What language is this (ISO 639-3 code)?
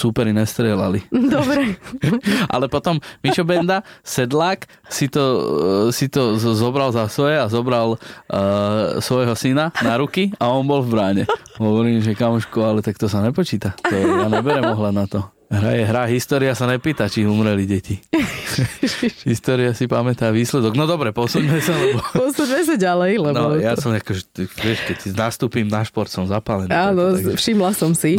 slk